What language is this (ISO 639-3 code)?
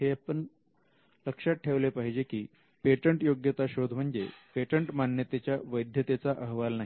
mar